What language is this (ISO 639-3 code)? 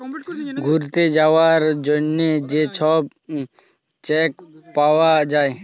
ben